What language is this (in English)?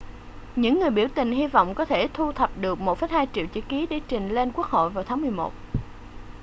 Vietnamese